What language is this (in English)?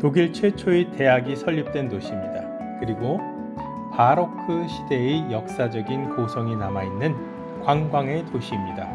Korean